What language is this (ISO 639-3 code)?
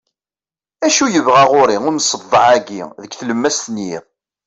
kab